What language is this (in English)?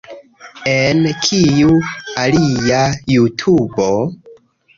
Esperanto